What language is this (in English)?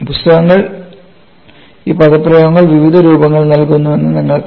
Malayalam